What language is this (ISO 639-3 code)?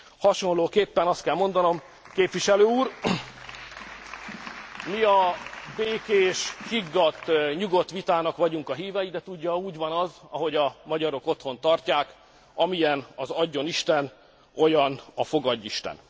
hun